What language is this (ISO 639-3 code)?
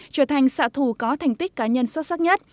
vie